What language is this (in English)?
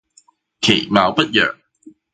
Cantonese